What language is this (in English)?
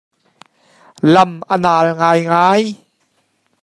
Hakha Chin